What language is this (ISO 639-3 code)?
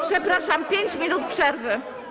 pol